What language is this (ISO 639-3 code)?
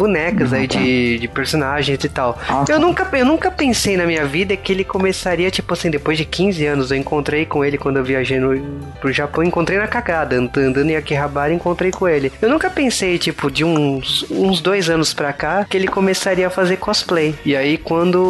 por